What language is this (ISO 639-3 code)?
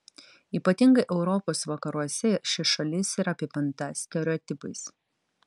lit